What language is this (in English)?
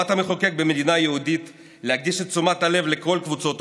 Hebrew